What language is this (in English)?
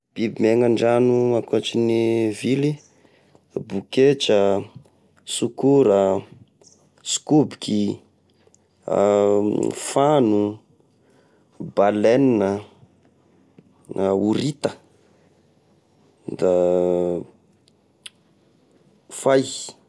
Tesaka Malagasy